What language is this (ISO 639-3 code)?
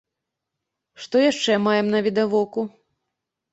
bel